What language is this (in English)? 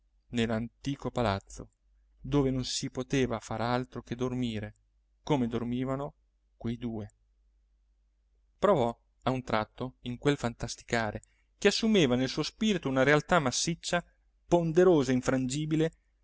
Italian